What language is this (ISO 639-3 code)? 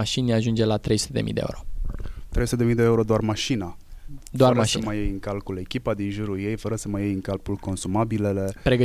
ron